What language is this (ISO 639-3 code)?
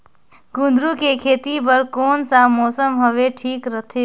hne